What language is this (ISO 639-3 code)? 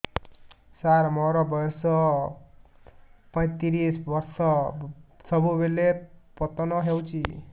ori